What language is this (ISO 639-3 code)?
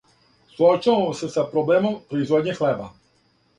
srp